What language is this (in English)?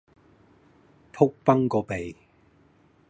Cantonese